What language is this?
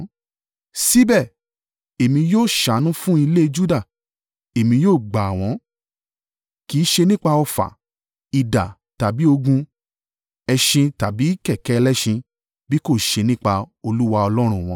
Yoruba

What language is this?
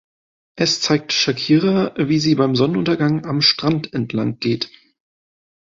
German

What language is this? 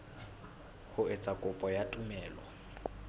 Southern Sotho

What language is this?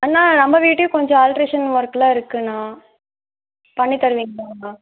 Tamil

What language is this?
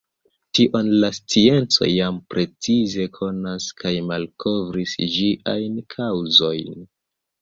Esperanto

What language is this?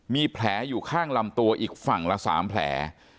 Thai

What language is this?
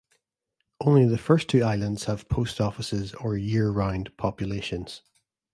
English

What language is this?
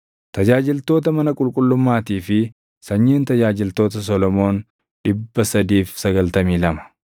Oromo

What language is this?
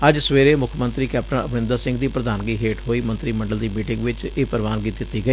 Punjabi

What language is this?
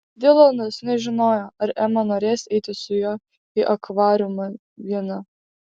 Lithuanian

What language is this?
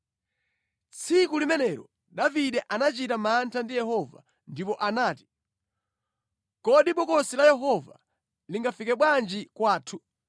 Nyanja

